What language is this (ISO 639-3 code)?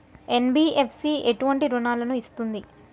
tel